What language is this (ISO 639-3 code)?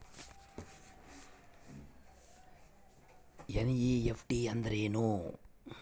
kan